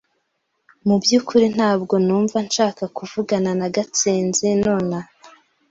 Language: Kinyarwanda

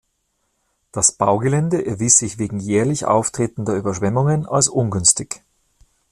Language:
German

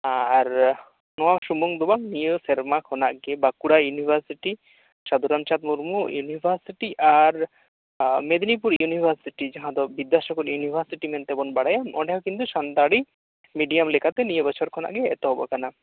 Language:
Santali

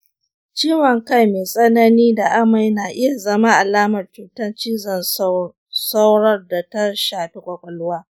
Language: Hausa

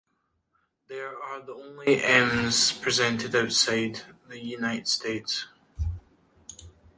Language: English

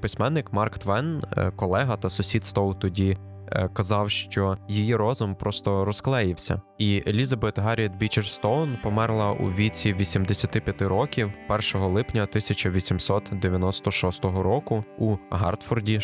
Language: Ukrainian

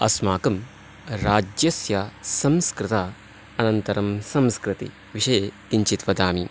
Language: Sanskrit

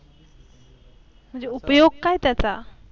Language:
Marathi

